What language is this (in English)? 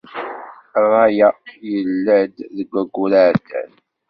Kabyle